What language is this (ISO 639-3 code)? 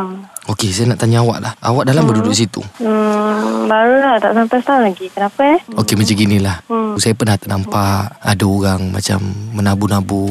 msa